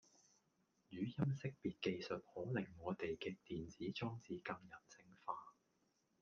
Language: Cantonese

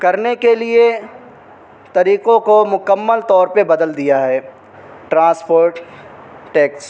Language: Urdu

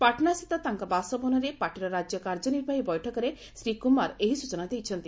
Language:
Odia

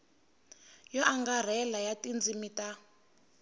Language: Tsonga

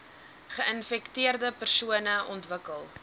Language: Afrikaans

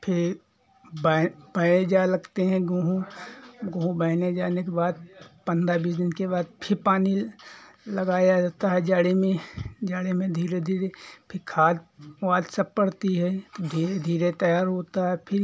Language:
Hindi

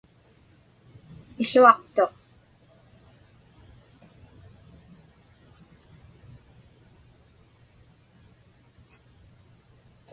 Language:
Inupiaq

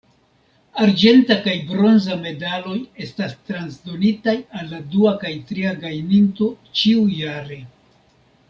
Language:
Esperanto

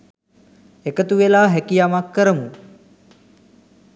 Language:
Sinhala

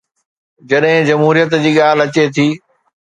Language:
Sindhi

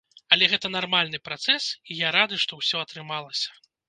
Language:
Belarusian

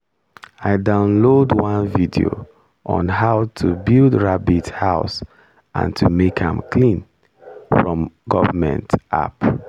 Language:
Nigerian Pidgin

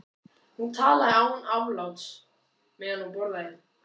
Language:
Icelandic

